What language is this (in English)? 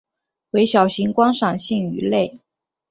Chinese